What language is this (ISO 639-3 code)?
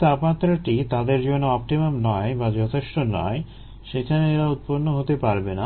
ben